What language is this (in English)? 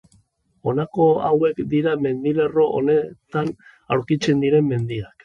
Basque